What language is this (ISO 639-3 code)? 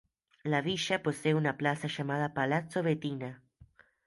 spa